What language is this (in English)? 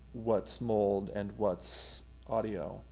English